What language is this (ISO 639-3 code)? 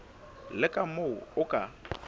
sot